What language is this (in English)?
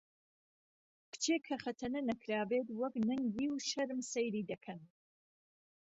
Central Kurdish